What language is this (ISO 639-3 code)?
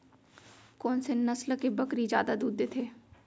hne